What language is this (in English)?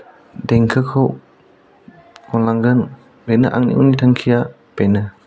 Bodo